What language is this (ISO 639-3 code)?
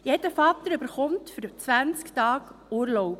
gsw